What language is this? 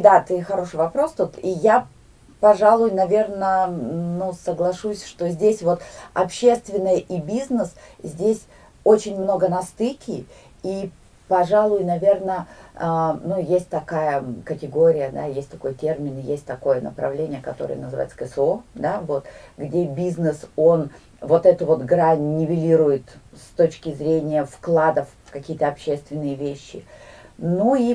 Russian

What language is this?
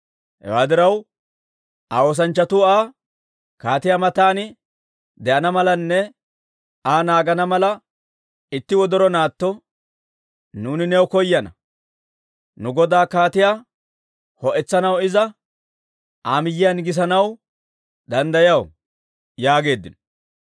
Dawro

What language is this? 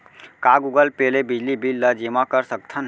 Chhattisgarhi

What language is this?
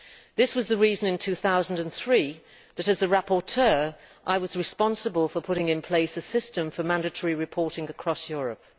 English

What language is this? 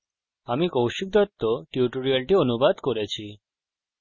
Bangla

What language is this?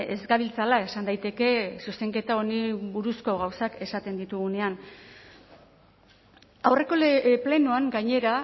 Basque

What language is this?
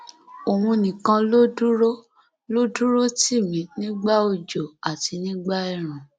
Yoruba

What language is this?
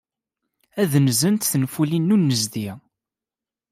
Kabyle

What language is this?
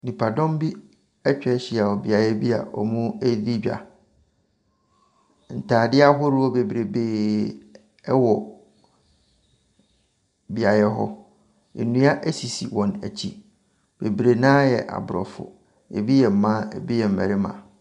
Akan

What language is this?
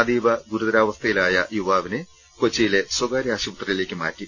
Malayalam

